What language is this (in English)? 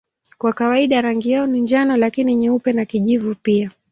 Swahili